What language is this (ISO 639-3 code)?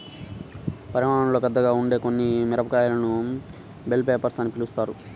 tel